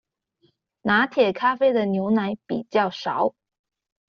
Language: Chinese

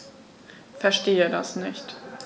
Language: German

